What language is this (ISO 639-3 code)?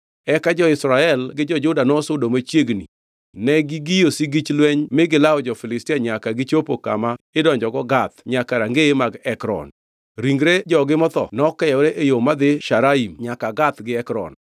luo